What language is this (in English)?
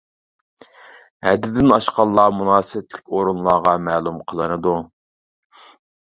Uyghur